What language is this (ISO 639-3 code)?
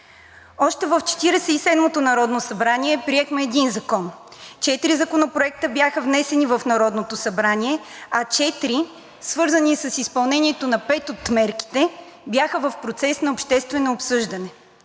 bul